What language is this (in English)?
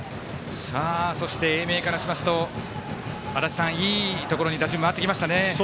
Japanese